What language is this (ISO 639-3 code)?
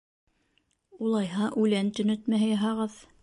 bak